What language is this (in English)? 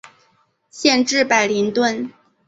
Chinese